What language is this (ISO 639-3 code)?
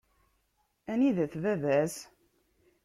kab